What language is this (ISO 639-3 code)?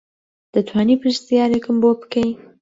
ckb